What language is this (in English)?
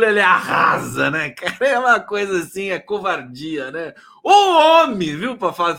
Portuguese